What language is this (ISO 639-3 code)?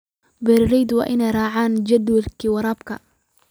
som